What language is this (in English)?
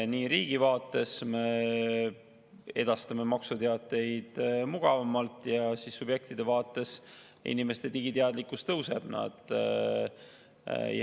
Estonian